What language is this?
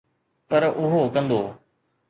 Sindhi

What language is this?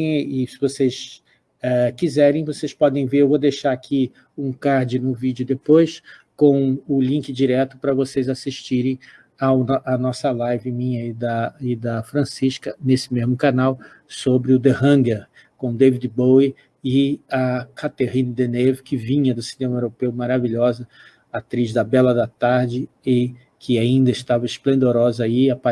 Portuguese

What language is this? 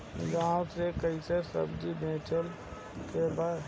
Bhojpuri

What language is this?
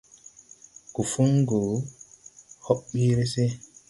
Tupuri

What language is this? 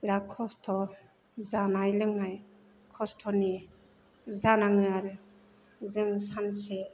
Bodo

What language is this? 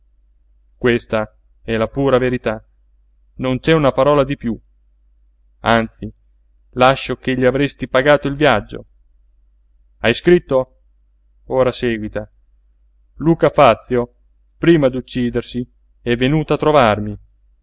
Italian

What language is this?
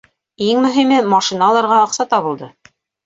Bashkir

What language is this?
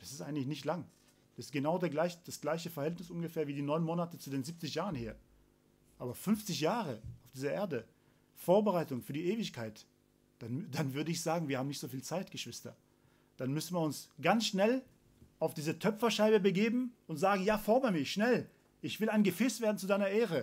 German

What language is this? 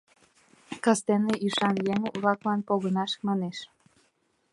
Mari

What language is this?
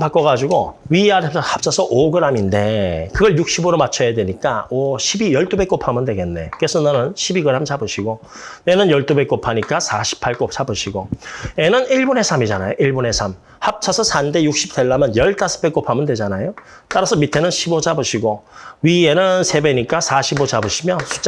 Korean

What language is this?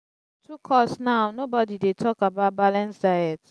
Nigerian Pidgin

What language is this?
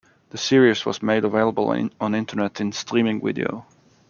English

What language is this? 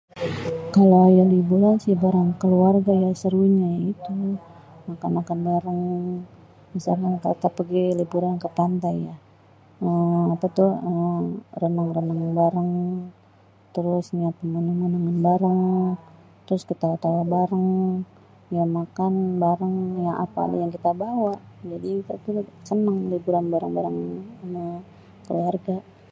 Betawi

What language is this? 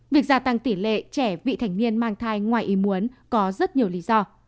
Vietnamese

